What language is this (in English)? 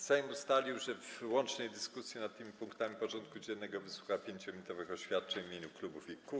Polish